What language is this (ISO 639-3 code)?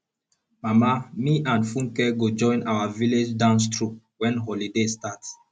pcm